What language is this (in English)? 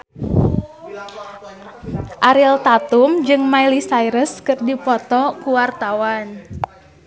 Sundanese